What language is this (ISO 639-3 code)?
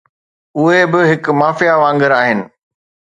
snd